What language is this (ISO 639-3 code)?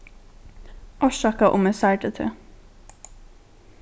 fao